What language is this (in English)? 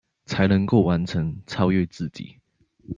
Chinese